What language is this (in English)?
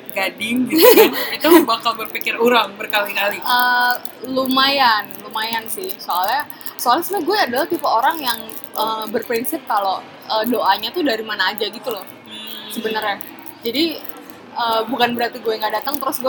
Indonesian